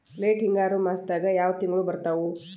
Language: Kannada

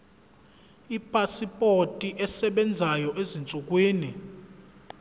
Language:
Zulu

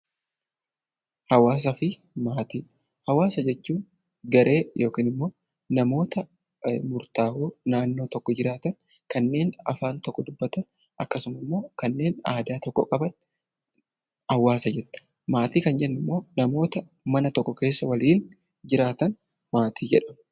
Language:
Oromo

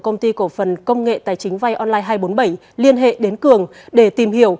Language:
Vietnamese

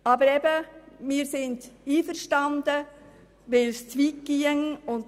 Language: Swiss German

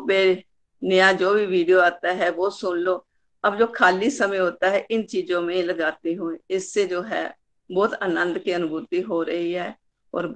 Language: Hindi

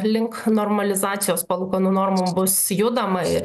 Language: Lithuanian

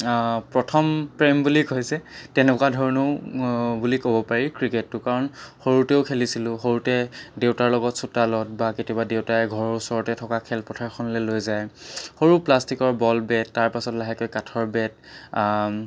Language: Assamese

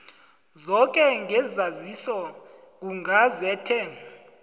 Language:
South Ndebele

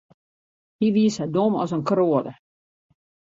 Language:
Western Frisian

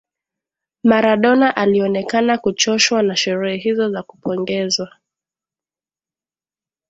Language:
Swahili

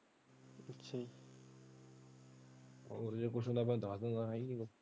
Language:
Punjabi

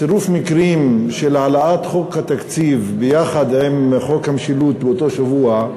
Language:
Hebrew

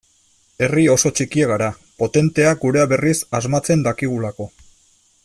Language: Basque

